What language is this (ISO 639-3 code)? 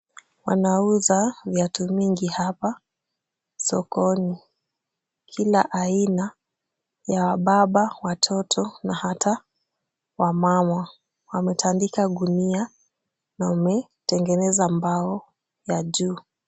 swa